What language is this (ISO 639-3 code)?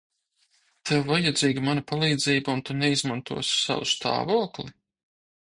lav